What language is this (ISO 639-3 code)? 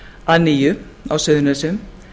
isl